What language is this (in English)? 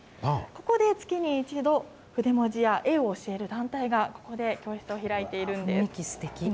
Japanese